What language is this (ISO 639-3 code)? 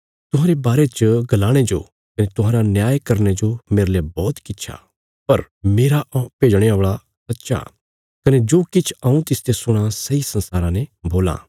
kfs